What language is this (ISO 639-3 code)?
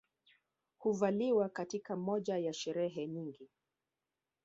swa